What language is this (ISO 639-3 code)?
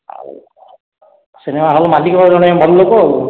ori